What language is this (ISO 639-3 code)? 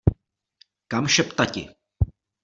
ces